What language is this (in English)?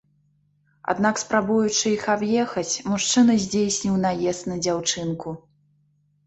Belarusian